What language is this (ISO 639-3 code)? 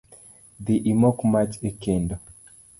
luo